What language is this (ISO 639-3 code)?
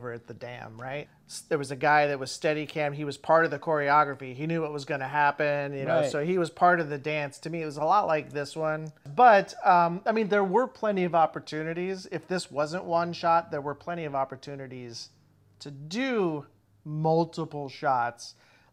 eng